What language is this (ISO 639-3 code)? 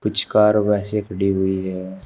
hin